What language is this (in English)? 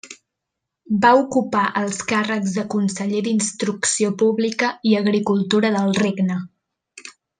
Catalan